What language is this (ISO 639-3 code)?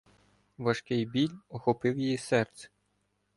ukr